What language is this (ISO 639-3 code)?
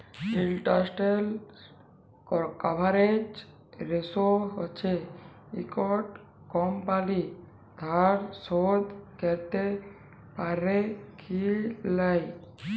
ben